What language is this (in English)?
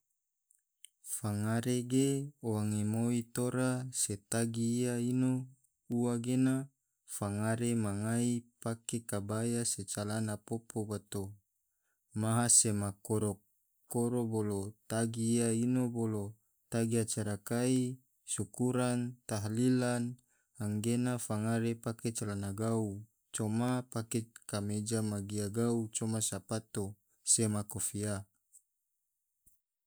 Tidore